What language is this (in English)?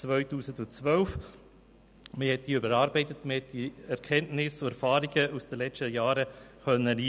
Swiss German